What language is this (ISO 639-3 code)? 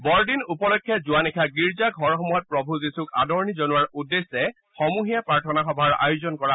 asm